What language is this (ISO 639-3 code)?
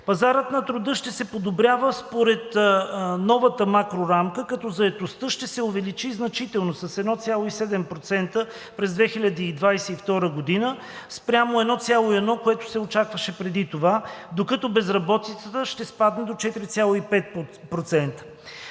bul